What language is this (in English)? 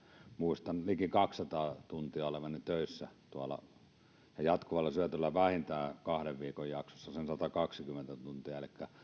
Finnish